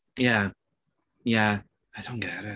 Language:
Welsh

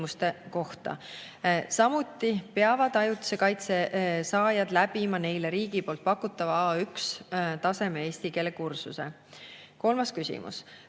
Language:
Estonian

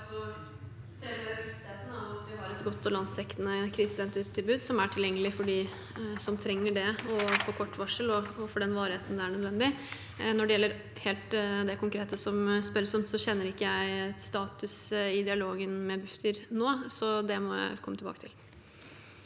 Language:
Norwegian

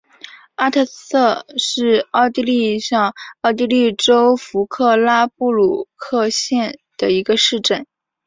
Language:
Chinese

